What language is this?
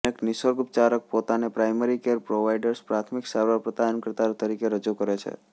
Gujarati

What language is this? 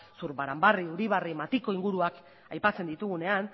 Basque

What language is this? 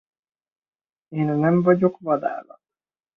Hungarian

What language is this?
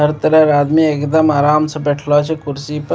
Maithili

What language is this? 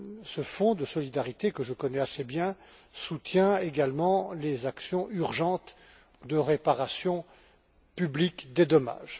French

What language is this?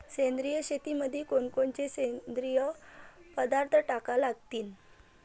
Marathi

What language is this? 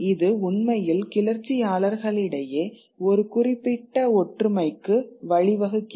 Tamil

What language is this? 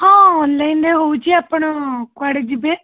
Odia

